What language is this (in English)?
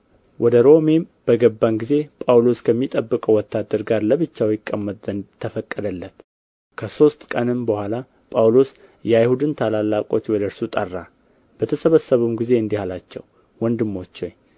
Amharic